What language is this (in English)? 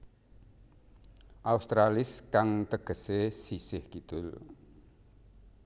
Javanese